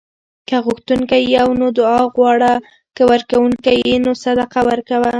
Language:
Pashto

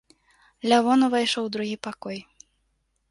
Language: Belarusian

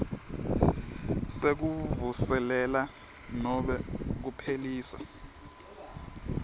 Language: Swati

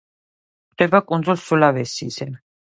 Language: Georgian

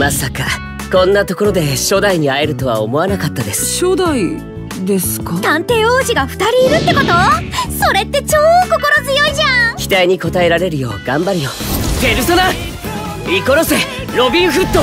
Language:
Japanese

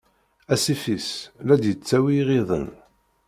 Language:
Kabyle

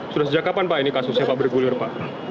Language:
Indonesian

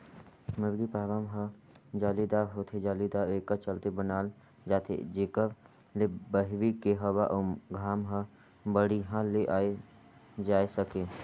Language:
Chhattisgarhi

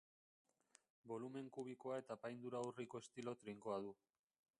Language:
Basque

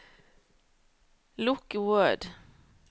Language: Norwegian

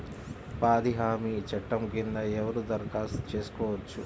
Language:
Telugu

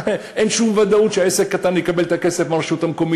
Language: Hebrew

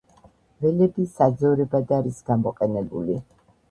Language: Georgian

